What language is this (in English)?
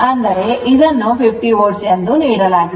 Kannada